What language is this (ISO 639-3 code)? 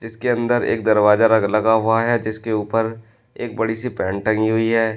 hin